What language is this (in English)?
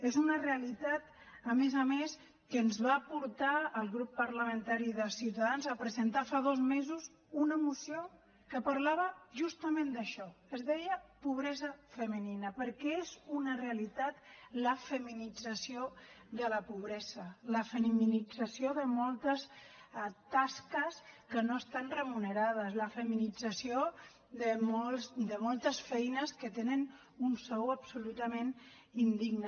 Catalan